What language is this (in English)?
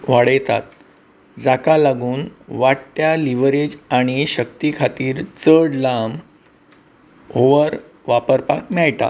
Konkani